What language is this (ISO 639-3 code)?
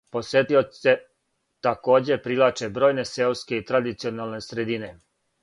srp